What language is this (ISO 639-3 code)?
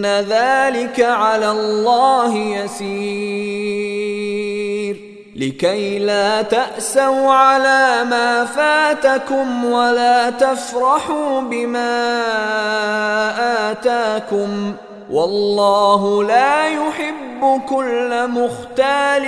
ara